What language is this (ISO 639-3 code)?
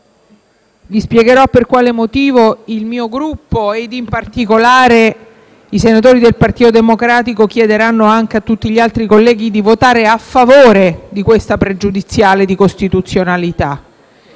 ita